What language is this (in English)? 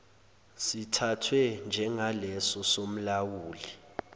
Zulu